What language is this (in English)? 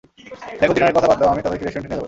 Bangla